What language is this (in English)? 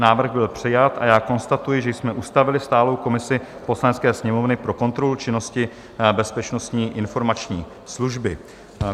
Czech